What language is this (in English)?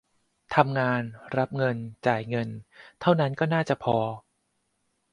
Thai